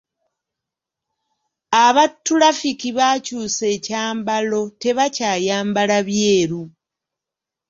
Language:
Ganda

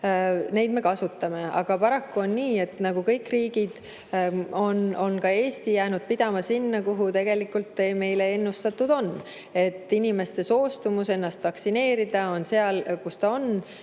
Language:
Estonian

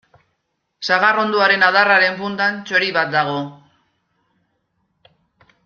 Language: Basque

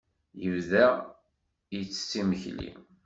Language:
Kabyle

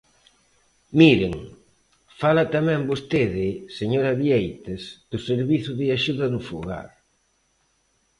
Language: Galician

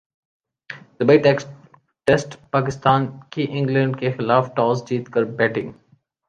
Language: Urdu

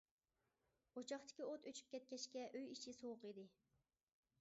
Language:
Uyghur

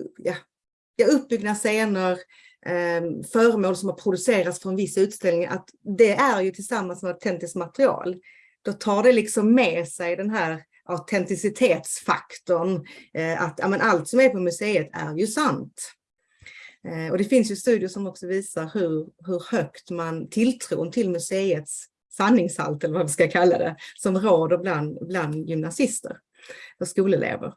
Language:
Swedish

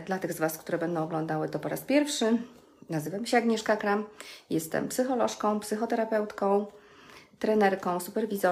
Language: Polish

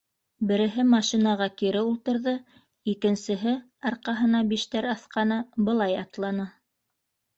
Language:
Bashkir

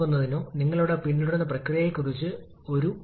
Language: Malayalam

